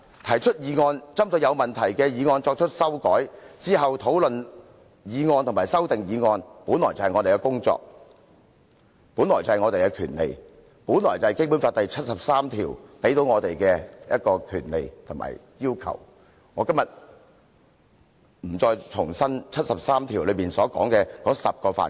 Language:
Cantonese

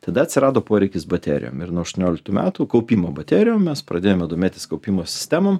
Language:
Lithuanian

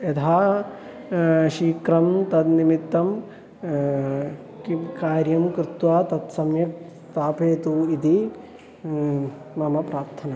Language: Sanskrit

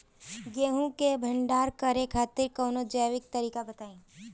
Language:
Bhojpuri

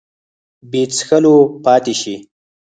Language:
Pashto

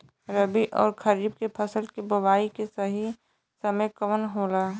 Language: Bhojpuri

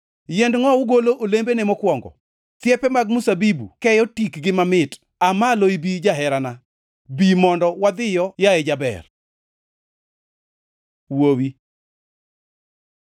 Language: Luo (Kenya and Tanzania)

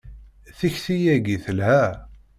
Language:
Kabyle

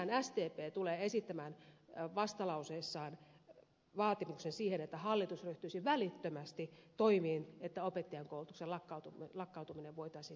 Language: Finnish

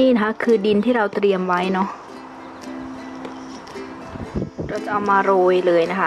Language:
Thai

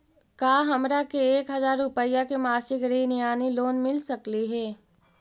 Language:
Magahi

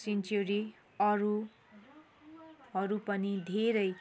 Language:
Nepali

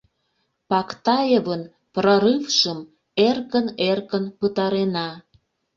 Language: Mari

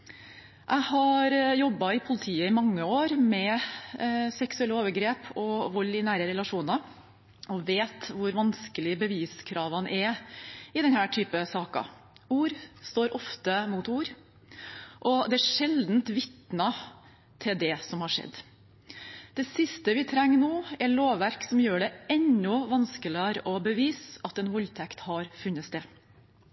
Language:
Norwegian Bokmål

